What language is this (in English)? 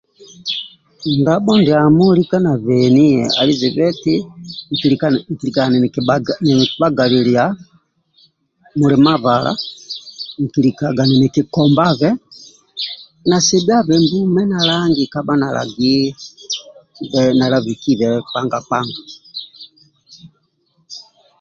Amba (Uganda)